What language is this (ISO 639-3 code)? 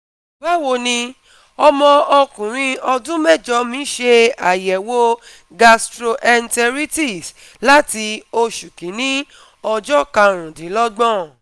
yor